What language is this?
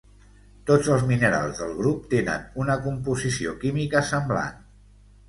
Catalan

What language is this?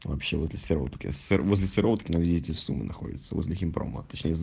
Russian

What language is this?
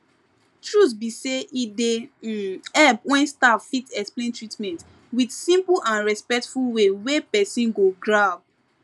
Nigerian Pidgin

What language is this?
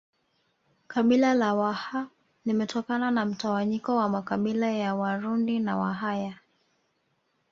Swahili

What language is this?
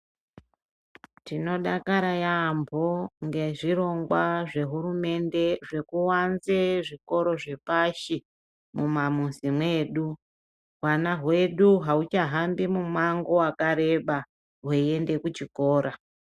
Ndau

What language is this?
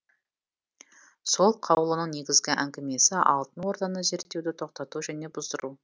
Kazakh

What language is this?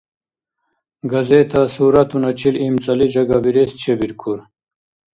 Dargwa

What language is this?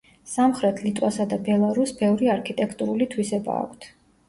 Georgian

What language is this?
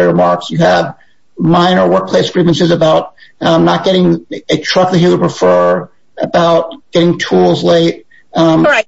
English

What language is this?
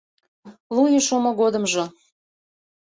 Mari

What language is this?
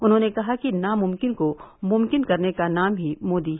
Hindi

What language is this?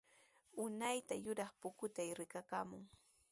Sihuas Ancash Quechua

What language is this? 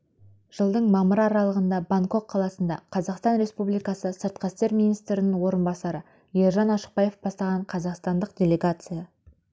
Kazakh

